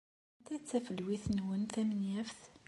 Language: Kabyle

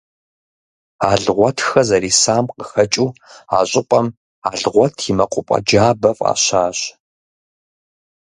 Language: Kabardian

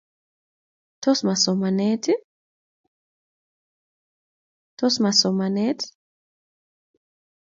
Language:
Kalenjin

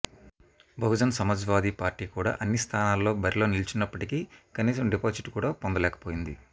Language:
Telugu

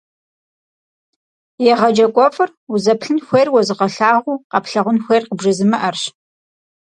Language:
Kabardian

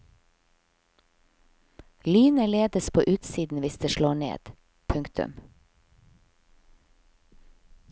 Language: Norwegian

